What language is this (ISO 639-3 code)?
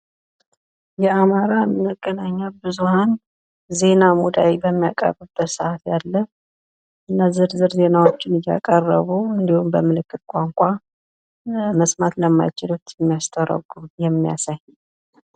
amh